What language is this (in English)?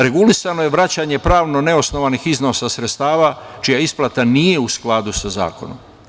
Serbian